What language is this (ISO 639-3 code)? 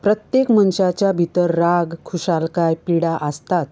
kok